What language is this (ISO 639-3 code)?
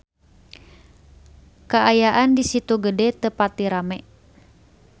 sun